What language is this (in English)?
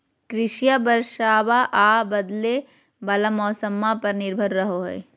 Magahi